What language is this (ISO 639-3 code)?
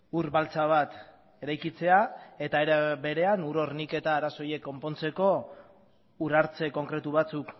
eus